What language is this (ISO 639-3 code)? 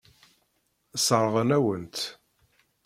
kab